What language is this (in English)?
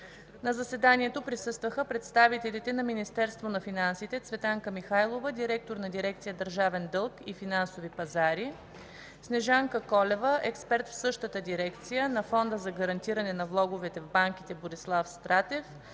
Bulgarian